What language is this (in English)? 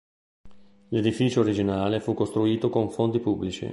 Italian